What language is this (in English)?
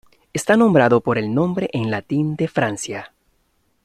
Spanish